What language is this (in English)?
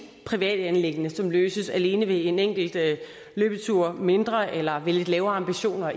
Danish